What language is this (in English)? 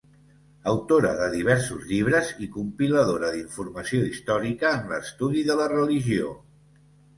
Catalan